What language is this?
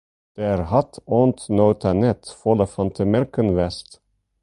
Western Frisian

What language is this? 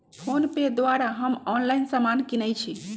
Magahi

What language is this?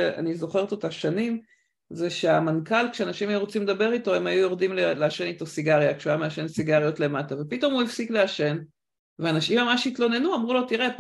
Hebrew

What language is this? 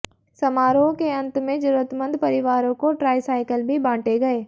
Hindi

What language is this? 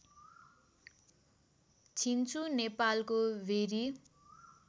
Nepali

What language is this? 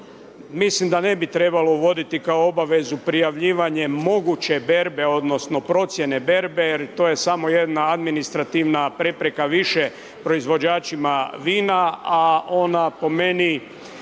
Croatian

